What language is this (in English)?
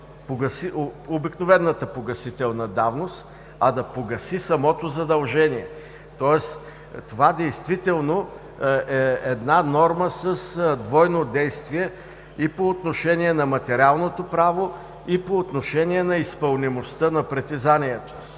Bulgarian